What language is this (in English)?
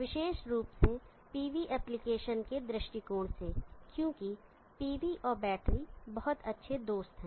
Hindi